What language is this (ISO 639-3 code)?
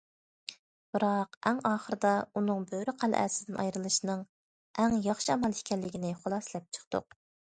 uig